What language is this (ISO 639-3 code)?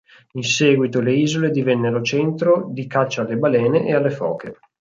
ita